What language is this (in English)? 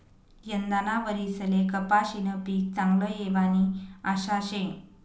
Marathi